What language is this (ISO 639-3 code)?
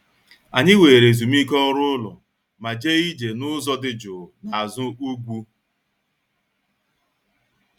ibo